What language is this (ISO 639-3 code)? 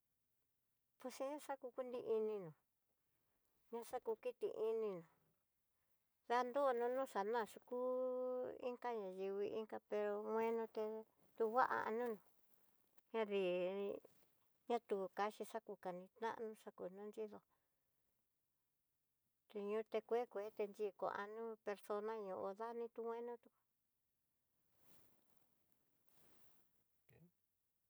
mtx